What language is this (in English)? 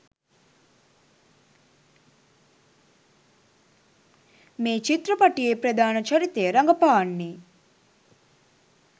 Sinhala